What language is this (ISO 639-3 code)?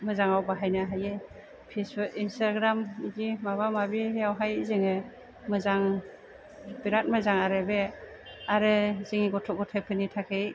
brx